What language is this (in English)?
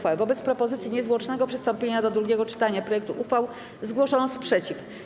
Polish